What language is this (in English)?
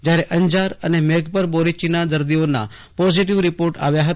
Gujarati